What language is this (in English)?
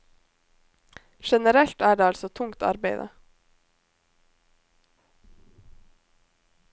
Norwegian